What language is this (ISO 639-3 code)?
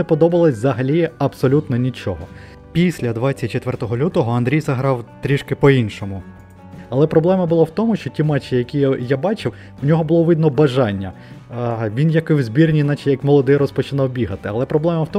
ukr